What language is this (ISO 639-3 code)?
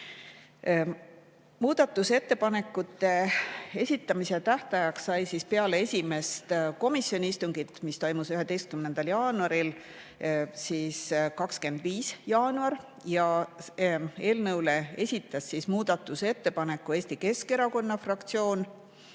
est